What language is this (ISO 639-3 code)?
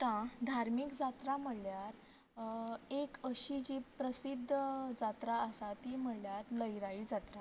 kok